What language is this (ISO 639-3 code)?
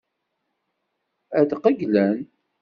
kab